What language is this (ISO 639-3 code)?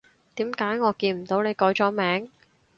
yue